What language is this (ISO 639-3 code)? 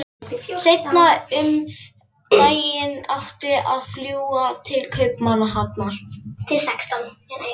isl